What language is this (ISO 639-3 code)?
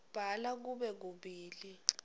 ssw